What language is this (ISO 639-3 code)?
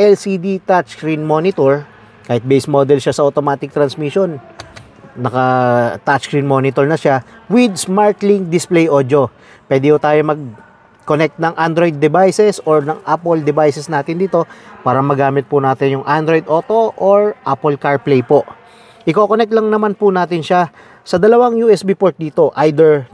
fil